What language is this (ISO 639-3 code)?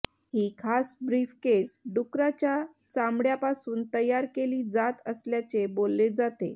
mar